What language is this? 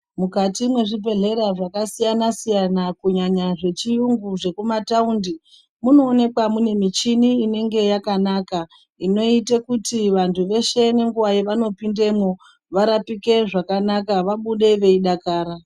Ndau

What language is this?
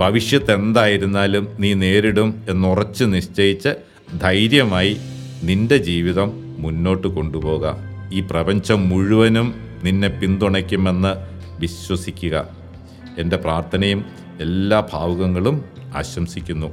Malayalam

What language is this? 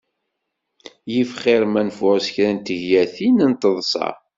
Kabyle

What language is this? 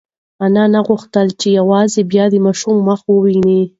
Pashto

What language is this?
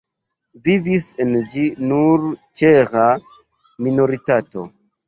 Esperanto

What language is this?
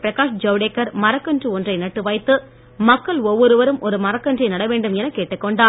Tamil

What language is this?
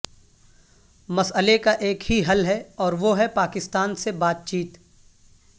Urdu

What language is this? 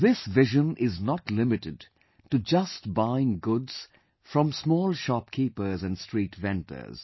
English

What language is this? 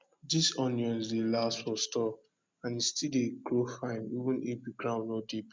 Nigerian Pidgin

